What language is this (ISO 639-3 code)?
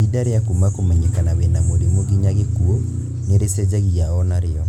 kik